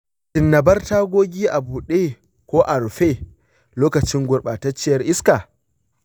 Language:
Hausa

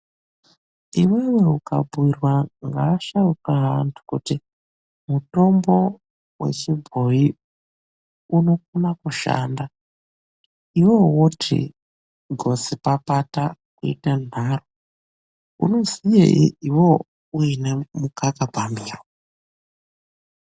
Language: Ndau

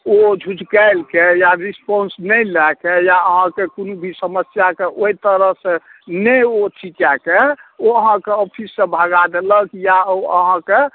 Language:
Maithili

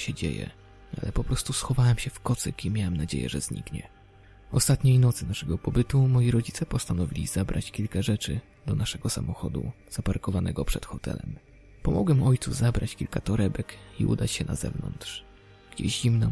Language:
Polish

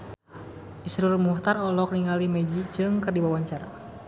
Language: Sundanese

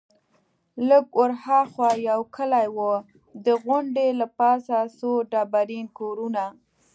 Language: Pashto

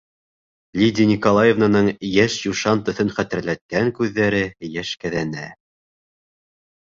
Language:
Bashkir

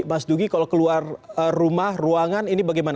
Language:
Indonesian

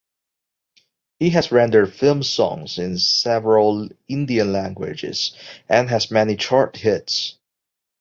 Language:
English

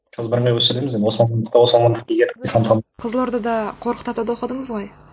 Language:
Kazakh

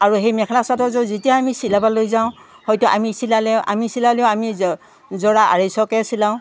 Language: Assamese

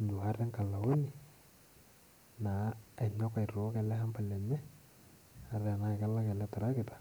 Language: Masai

